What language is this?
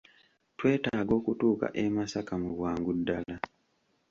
Ganda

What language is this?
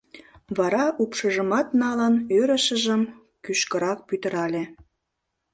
Mari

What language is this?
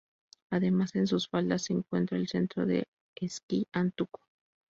Spanish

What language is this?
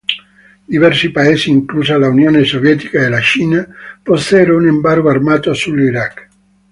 Italian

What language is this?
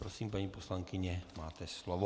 Czech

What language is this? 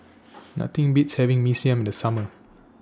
English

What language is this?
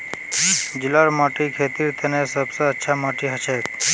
Magahi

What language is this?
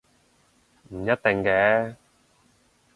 Cantonese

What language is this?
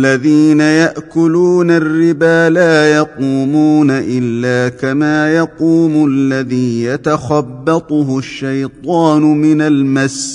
Arabic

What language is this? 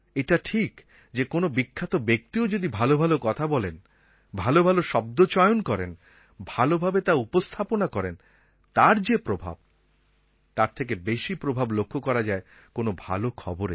Bangla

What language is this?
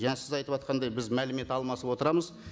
Kazakh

